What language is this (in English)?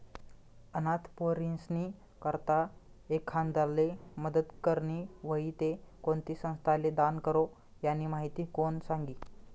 Marathi